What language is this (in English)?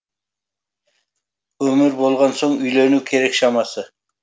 Kazakh